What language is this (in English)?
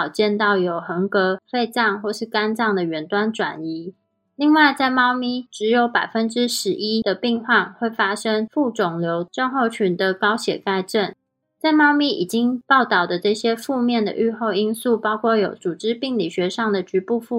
Chinese